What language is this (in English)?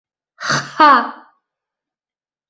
Mari